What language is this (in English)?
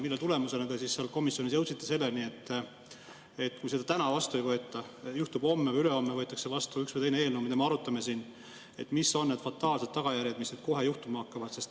Estonian